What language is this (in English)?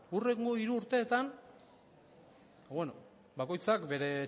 Basque